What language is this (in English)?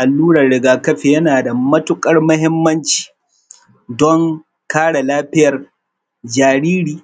Hausa